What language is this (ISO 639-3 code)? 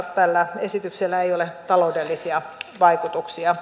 fin